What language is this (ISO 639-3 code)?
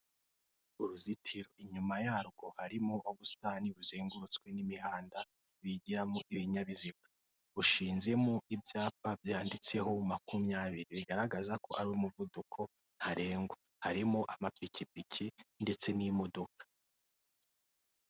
kin